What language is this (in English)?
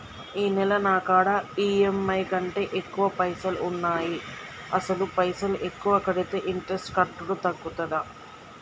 Telugu